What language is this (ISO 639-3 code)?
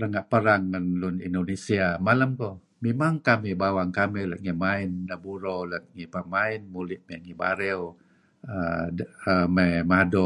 kzi